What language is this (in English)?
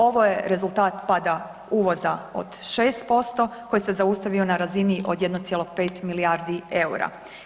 Croatian